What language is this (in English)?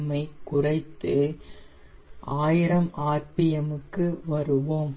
Tamil